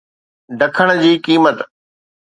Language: Sindhi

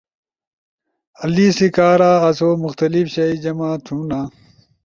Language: Ushojo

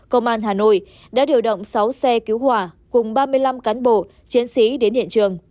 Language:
Vietnamese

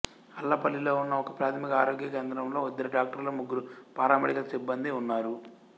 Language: Telugu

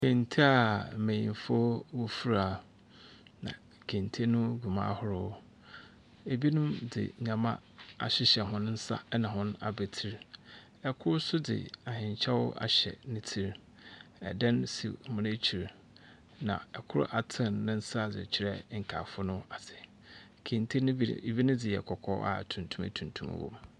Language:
Akan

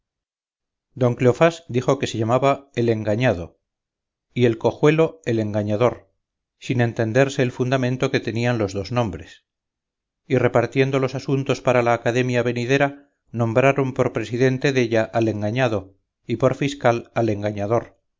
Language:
Spanish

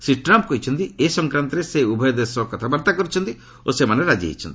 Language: Odia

